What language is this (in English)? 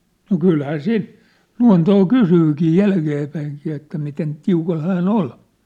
Finnish